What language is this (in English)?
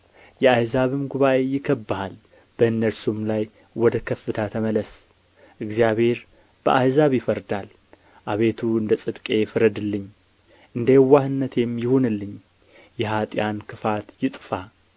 Amharic